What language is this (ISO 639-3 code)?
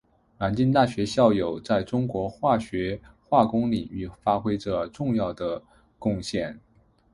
zho